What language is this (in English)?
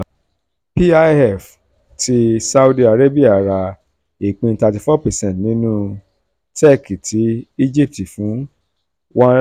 Yoruba